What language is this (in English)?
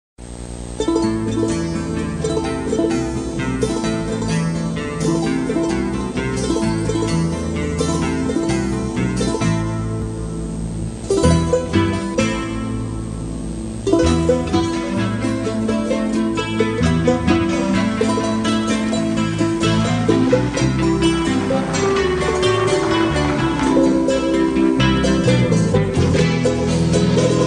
Romanian